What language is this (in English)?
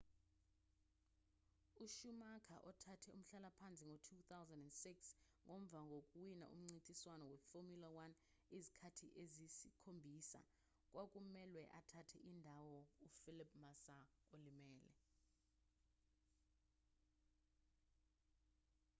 Zulu